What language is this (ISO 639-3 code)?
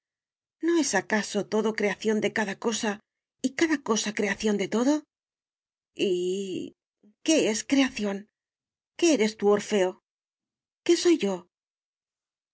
spa